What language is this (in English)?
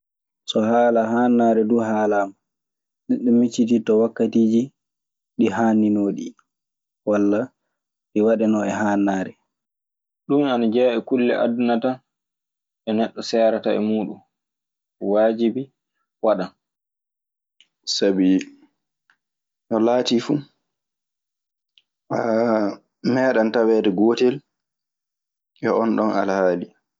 Maasina Fulfulde